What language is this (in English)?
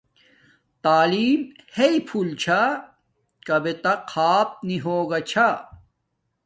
Domaaki